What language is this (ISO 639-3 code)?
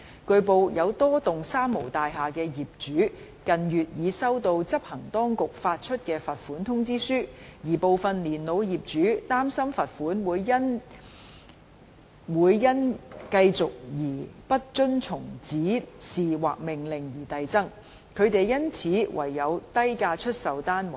yue